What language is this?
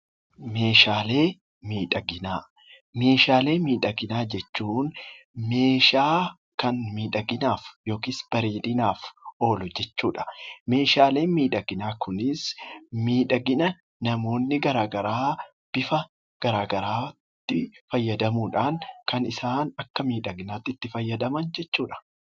Oromo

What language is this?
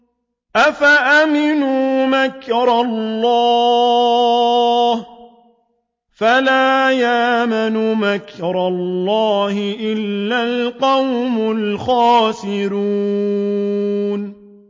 Arabic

